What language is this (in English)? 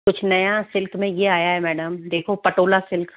Hindi